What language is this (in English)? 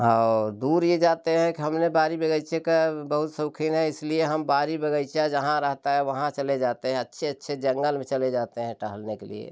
Hindi